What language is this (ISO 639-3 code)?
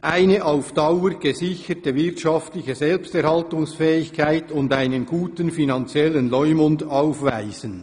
gsw